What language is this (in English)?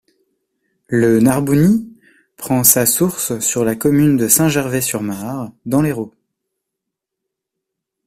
French